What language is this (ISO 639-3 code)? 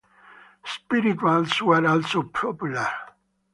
eng